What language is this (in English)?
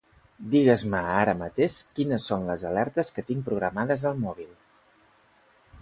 Catalan